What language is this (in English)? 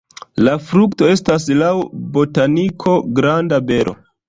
Esperanto